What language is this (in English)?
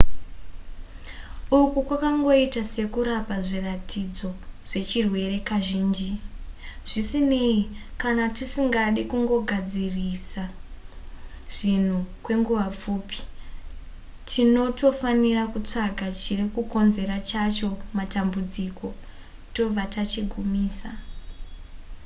Shona